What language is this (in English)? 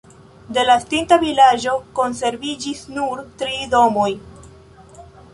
Esperanto